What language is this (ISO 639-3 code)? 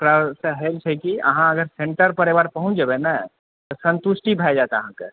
mai